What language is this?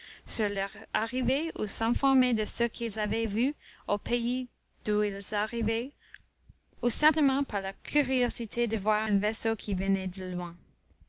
French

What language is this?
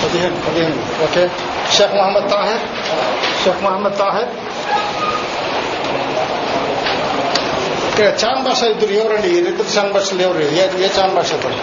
Telugu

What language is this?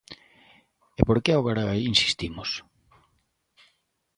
Galician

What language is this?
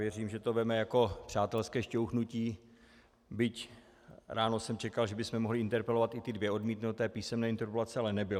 Czech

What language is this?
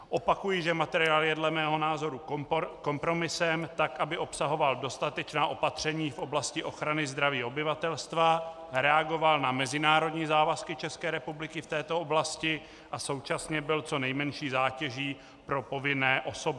Czech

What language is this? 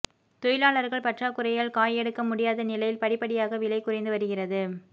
Tamil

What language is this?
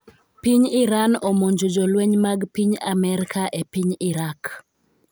Luo (Kenya and Tanzania)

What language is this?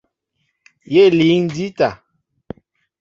Mbo (Cameroon)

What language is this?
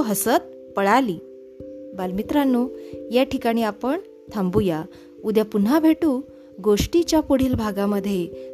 Marathi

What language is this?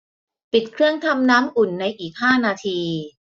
Thai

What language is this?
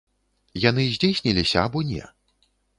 Belarusian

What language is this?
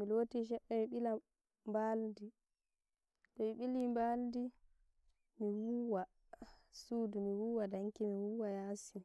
Nigerian Fulfulde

